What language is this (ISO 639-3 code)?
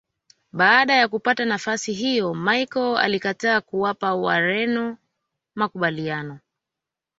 swa